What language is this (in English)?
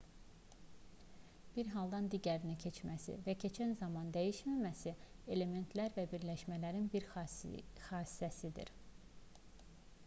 Azerbaijani